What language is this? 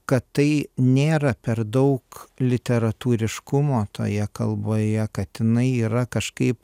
Lithuanian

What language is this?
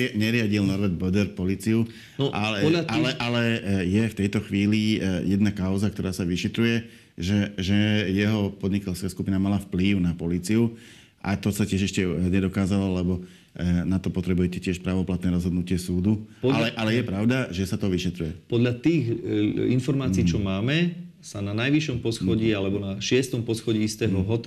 Slovak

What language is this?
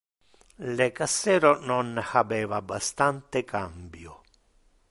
Interlingua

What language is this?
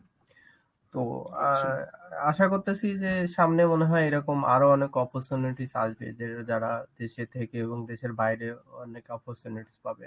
Bangla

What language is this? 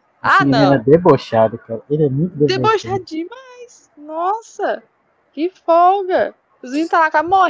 Portuguese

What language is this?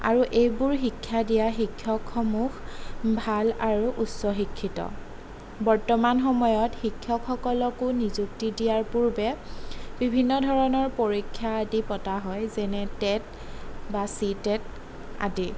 Assamese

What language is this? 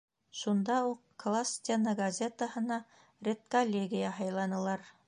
Bashkir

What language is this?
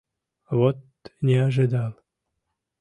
Mari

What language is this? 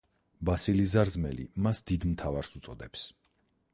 Georgian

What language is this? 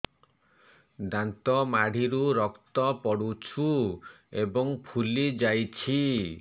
Odia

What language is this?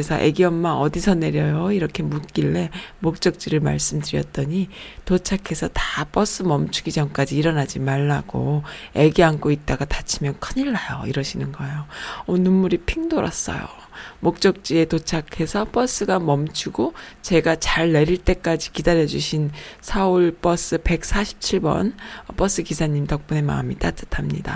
Korean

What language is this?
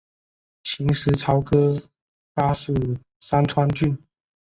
Chinese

